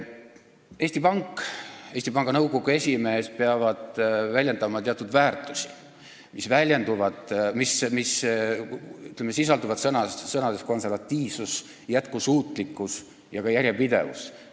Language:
Estonian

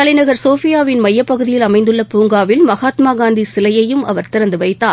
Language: Tamil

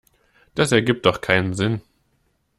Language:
German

